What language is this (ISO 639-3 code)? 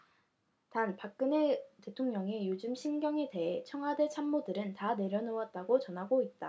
kor